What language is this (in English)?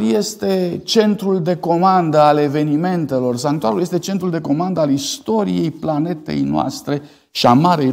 Romanian